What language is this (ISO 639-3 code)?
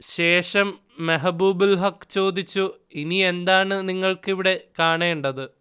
mal